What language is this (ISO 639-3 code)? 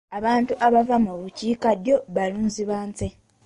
lug